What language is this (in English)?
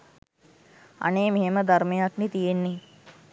Sinhala